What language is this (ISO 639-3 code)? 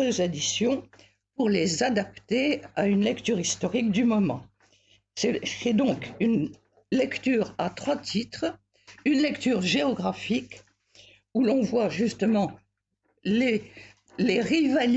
fra